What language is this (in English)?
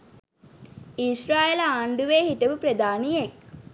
Sinhala